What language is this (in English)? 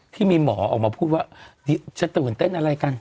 Thai